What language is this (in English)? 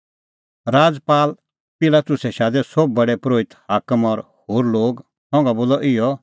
Kullu Pahari